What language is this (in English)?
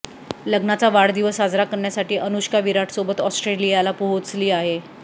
Marathi